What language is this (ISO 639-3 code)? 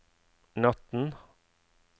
nor